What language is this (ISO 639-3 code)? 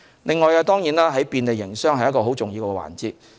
yue